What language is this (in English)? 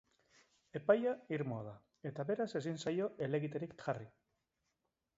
Basque